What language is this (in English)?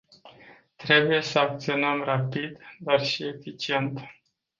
Romanian